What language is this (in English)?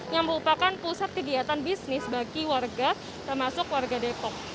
Indonesian